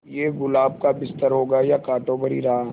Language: Hindi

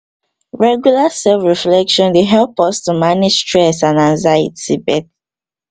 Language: Nigerian Pidgin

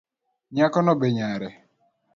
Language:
Luo (Kenya and Tanzania)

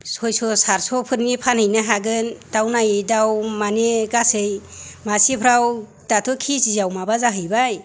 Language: Bodo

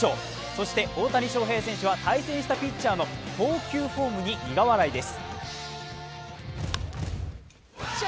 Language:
Japanese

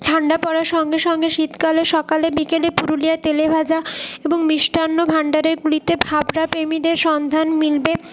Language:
Bangla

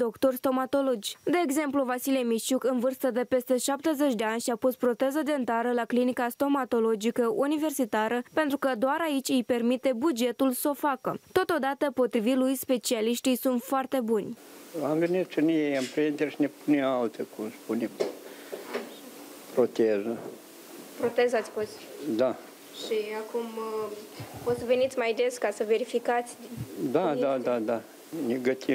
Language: Romanian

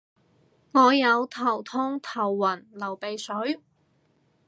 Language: Cantonese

